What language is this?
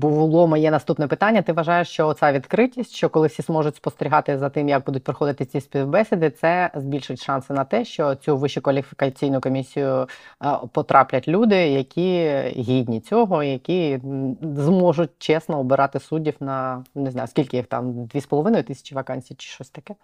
Ukrainian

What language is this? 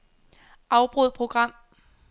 Danish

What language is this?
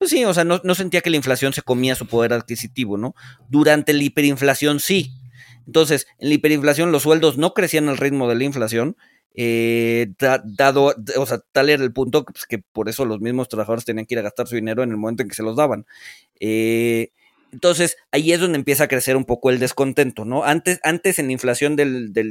Spanish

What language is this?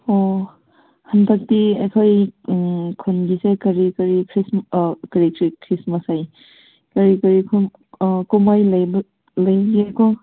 Manipuri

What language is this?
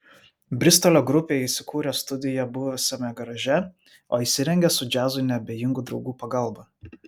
Lithuanian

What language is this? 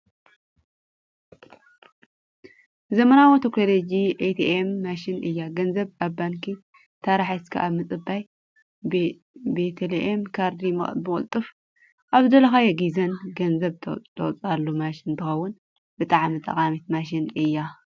Tigrinya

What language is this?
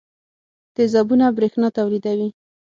Pashto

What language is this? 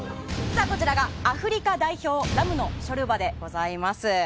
Japanese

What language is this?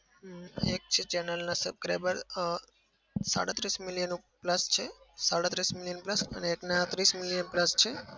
Gujarati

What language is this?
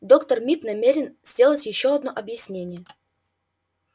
Russian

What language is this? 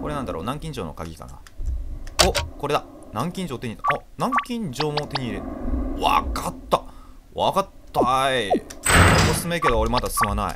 Japanese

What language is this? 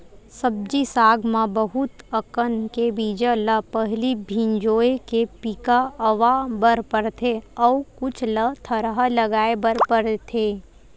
Chhattisgarhi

